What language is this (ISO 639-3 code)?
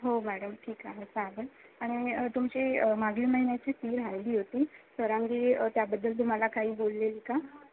mar